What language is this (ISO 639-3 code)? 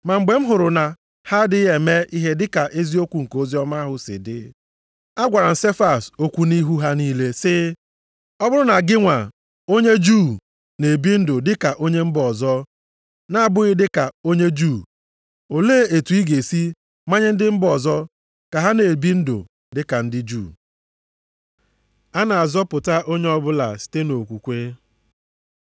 ibo